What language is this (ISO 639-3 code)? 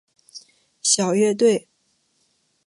zho